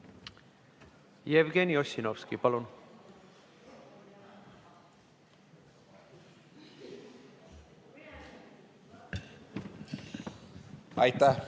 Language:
Estonian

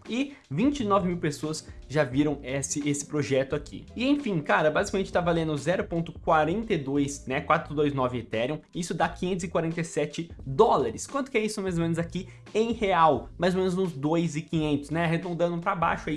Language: Portuguese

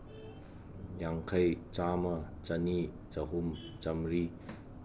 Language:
Manipuri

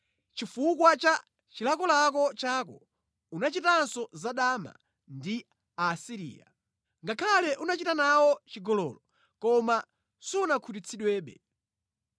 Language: Nyanja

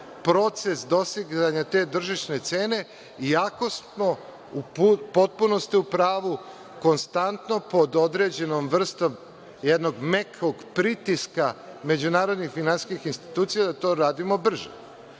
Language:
Serbian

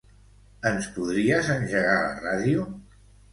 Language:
Catalan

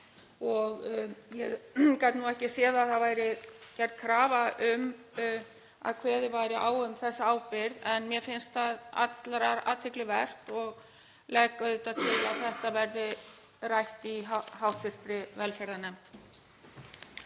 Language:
Icelandic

